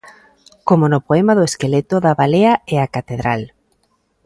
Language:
Galician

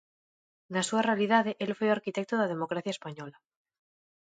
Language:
Galician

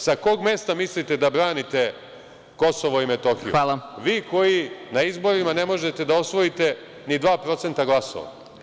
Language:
Serbian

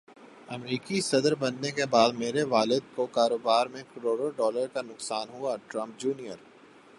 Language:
Urdu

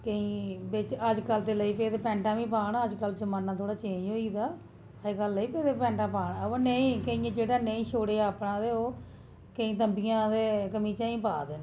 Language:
Dogri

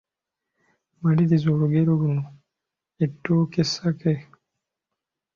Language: Ganda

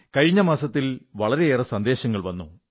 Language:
Malayalam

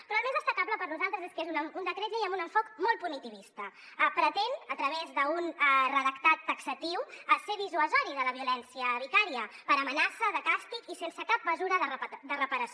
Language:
Catalan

